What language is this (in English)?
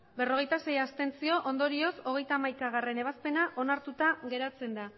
Basque